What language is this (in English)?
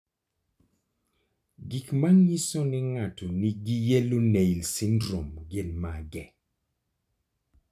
Luo (Kenya and Tanzania)